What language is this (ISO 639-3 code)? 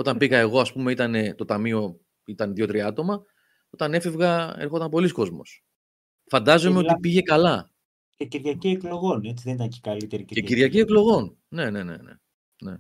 ell